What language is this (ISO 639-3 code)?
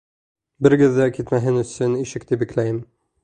bak